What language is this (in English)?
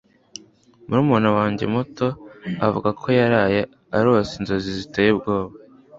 Kinyarwanda